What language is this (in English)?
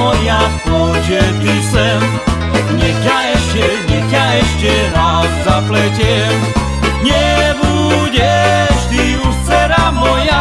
Slovak